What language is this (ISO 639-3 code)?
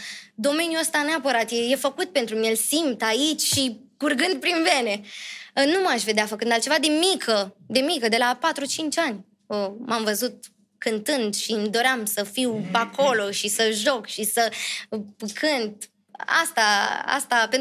ron